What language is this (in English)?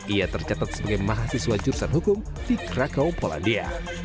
Indonesian